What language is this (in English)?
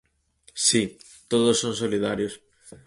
Galician